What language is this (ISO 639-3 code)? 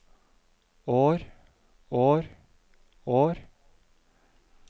nor